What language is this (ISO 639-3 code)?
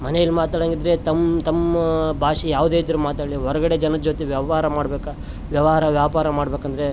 kan